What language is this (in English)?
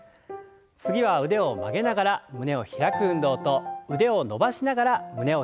Japanese